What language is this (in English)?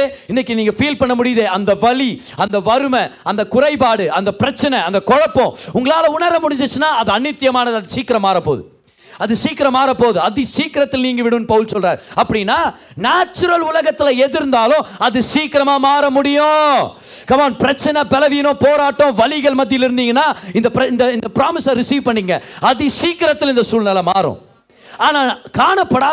Tamil